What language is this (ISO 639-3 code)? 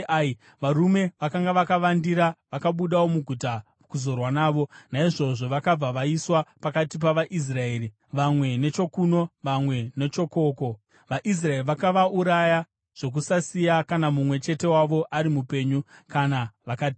sna